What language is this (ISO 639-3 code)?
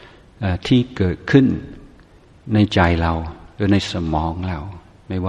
tha